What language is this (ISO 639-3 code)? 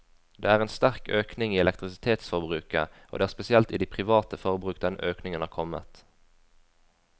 nor